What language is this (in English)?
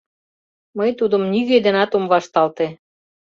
Mari